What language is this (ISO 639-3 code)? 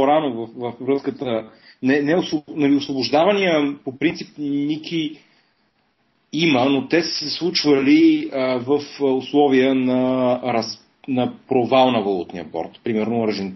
bul